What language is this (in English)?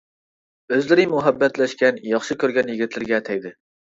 Uyghur